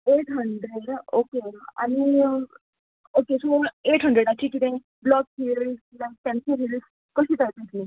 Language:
Konkani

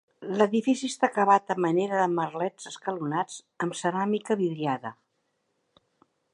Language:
Catalan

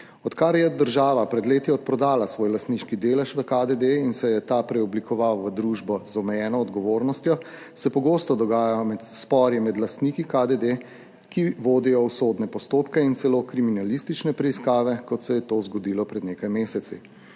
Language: Slovenian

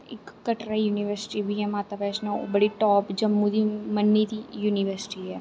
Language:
Dogri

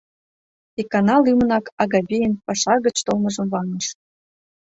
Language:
Mari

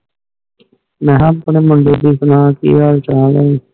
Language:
Punjabi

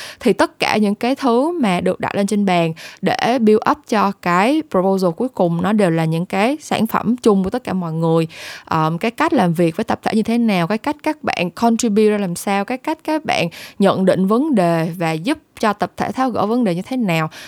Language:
Vietnamese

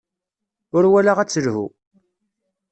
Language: Kabyle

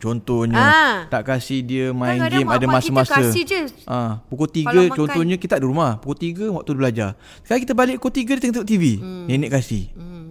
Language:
Malay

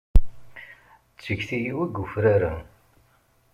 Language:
Kabyle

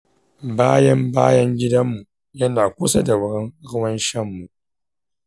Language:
Hausa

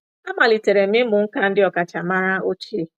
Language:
Igbo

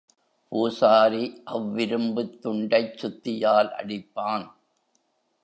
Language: Tamil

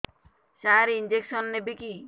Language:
Odia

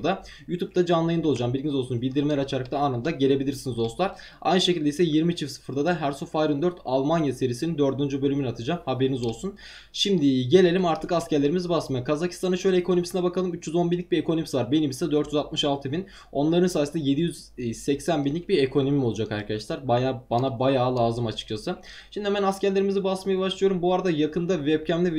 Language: Turkish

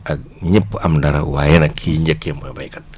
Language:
Wolof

